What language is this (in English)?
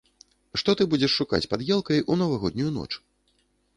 Belarusian